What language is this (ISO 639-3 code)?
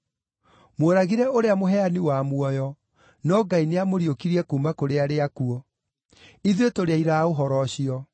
kik